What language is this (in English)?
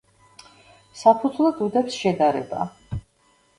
Georgian